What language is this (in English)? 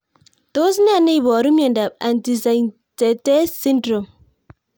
Kalenjin